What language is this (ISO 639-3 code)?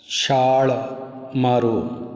pan